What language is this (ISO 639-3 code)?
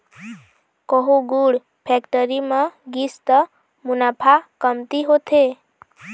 hne